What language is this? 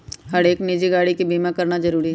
Magahi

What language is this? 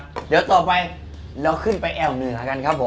Thai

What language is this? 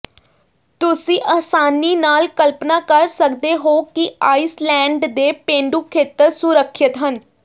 Punjabi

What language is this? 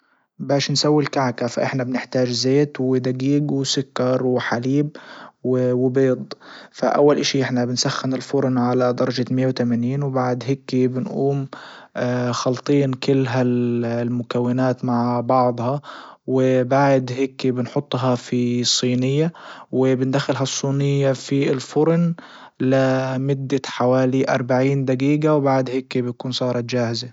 Libyan Arabic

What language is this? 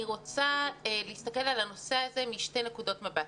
Hebrew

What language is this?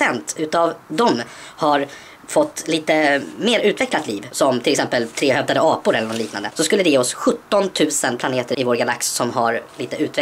Swedish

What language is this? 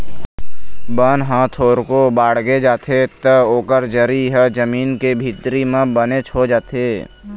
Chhattisgarhi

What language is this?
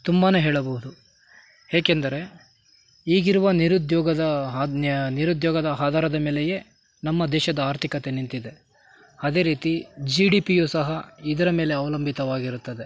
Kannada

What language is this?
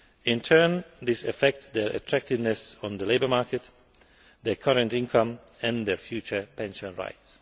English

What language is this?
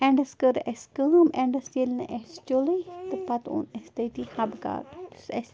Kashmiri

